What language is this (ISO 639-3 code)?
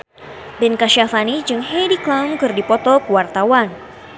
sun